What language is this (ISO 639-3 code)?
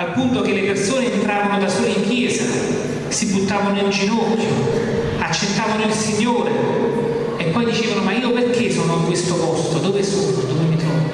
ita